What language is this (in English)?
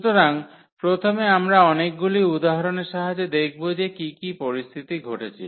Bangla